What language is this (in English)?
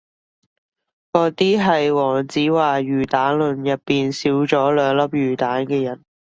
Cantonese